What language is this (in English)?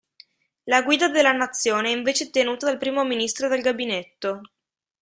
Italian